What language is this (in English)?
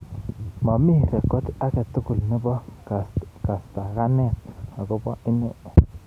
Kalenjin